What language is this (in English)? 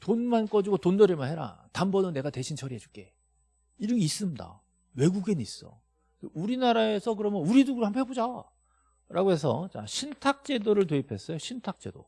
Korean